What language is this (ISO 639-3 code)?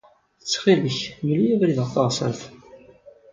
kab